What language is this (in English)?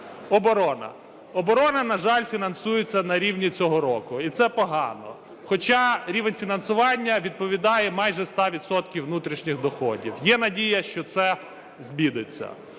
Ukrainian